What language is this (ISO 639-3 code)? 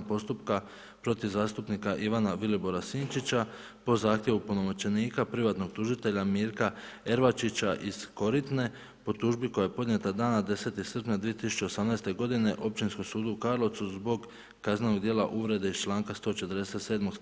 hrv